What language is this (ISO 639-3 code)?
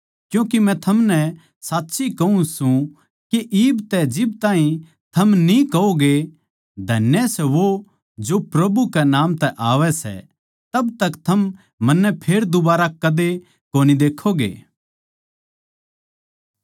bgc